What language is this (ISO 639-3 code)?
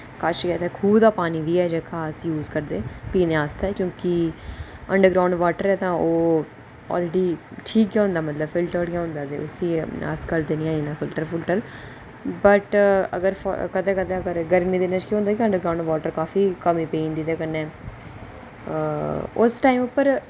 doi